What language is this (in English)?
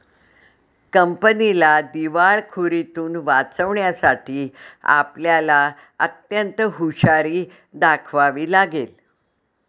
Marathi